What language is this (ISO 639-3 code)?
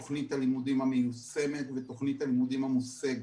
heb